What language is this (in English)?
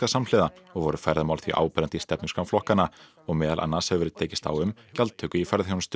Icelandic